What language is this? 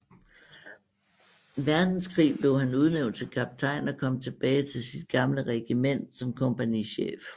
Danish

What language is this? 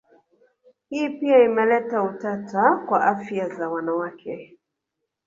Swahili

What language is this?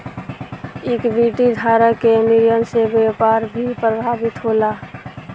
Bhojpuri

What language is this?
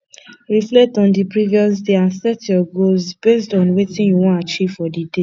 Nigerian Pidgin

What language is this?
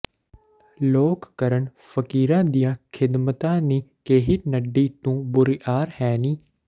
Punjabi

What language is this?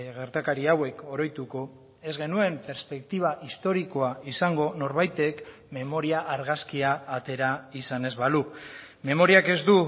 Basque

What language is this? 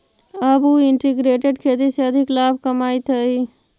Magahi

